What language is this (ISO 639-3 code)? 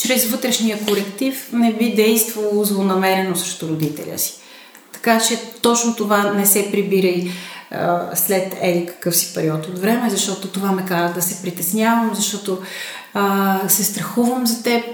bul